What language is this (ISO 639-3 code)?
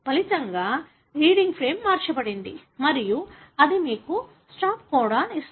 tel